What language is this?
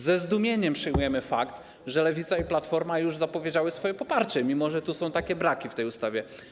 Polish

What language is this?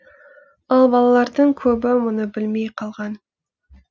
Kazakh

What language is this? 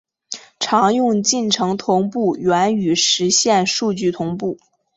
Chinese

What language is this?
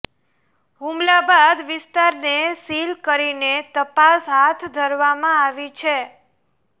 Gujarati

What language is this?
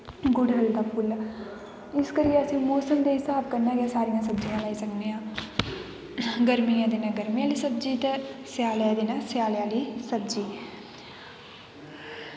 Dogri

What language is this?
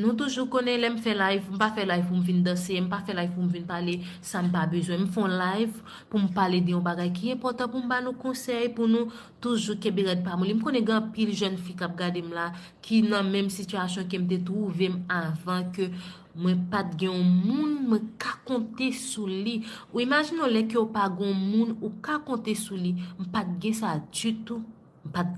French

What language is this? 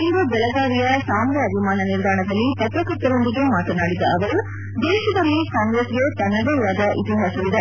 Kannada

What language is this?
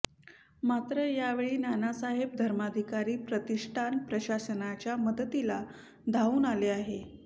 Marathi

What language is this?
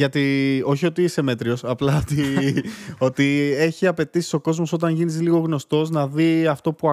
Greek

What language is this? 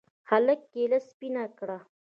Pashto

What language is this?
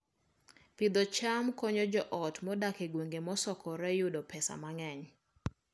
Luo (Kenya and Tanzania)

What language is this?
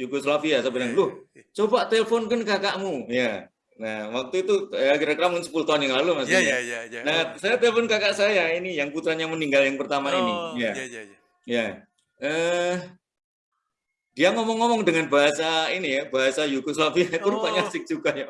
Indonesian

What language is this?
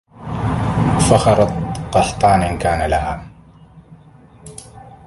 Arabic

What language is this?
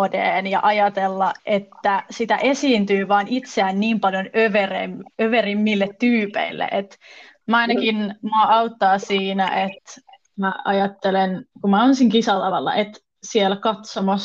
Finnish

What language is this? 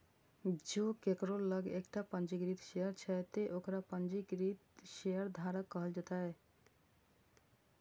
Maithili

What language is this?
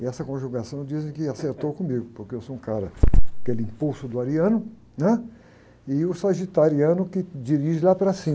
Portuguese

